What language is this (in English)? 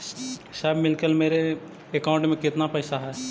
Magahi